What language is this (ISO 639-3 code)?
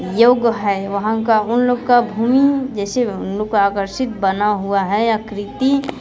hin